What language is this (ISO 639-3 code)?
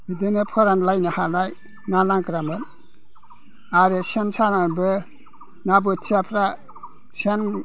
brx